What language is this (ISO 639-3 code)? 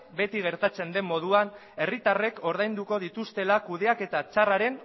eus